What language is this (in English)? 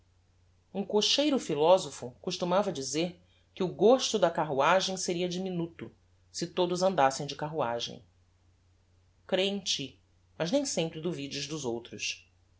Portuguese